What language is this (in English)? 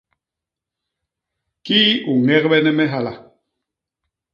Basaa